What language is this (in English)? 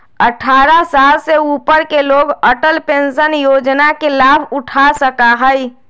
Magahi